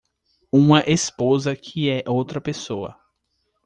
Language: Portuguese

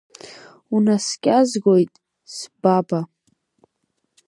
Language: Abkhazian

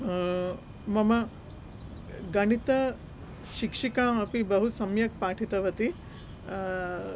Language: Sanskrit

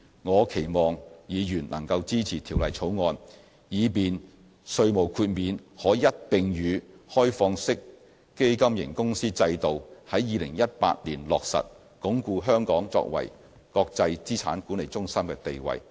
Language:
Cantonese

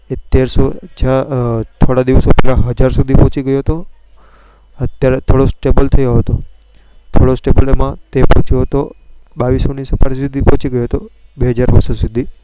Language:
Gujarati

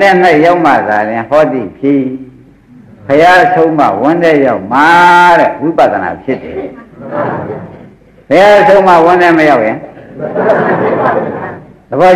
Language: Vietnamese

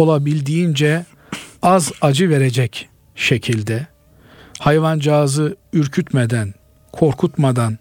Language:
Turkish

